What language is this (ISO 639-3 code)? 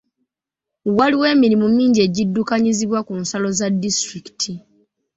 lug